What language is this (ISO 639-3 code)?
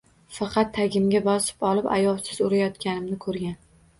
uzb